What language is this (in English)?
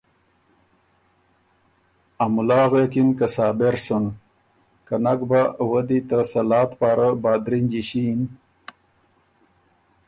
Ormuri